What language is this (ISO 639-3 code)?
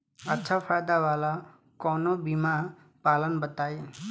bho